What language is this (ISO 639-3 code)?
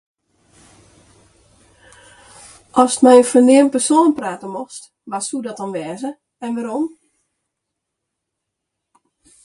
fry